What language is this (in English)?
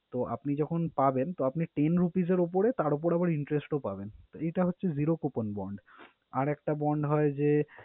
Bangla